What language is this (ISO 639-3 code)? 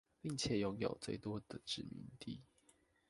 zho